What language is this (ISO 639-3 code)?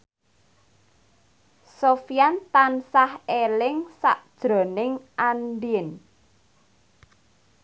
jav